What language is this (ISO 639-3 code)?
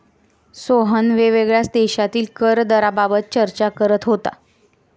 mar